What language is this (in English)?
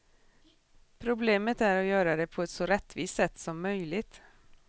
Swedish